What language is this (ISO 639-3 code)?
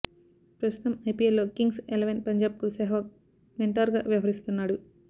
tel